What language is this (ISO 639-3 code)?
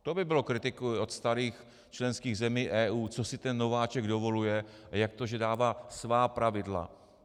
ces